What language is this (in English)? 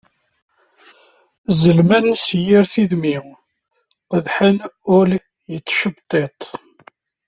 Kabyle